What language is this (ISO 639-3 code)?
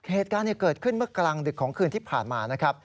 tha